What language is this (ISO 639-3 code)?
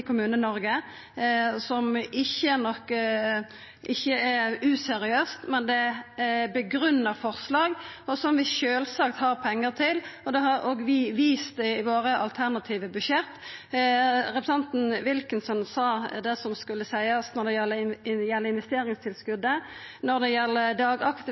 nno